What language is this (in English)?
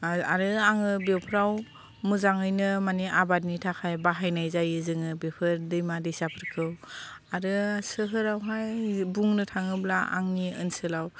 Bodo